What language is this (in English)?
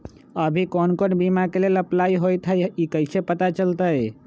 Magahi